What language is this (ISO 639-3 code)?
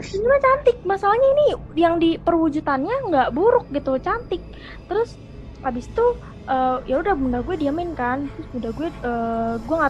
ind